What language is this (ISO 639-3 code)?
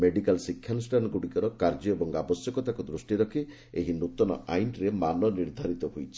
ori